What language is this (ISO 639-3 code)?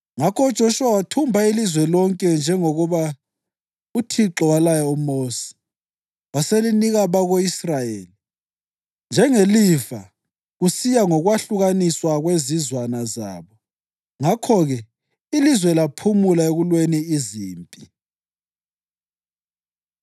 nde